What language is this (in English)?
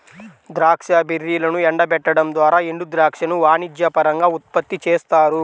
Telugu